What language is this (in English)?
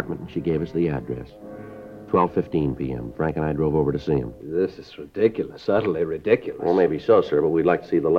English